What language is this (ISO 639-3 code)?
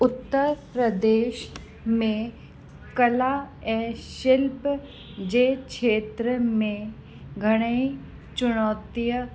snd